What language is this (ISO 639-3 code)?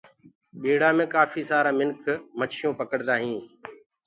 ggg